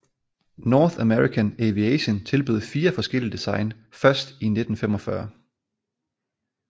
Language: Danish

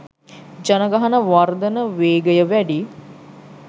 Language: Sinhala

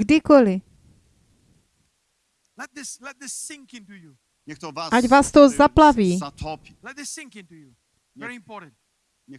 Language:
Czech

